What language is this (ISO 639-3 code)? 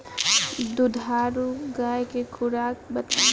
bho